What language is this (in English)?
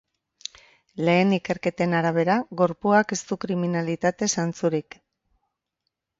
Basque